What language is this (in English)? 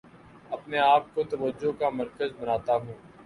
Urdu